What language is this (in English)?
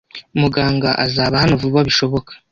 Kinyarwanda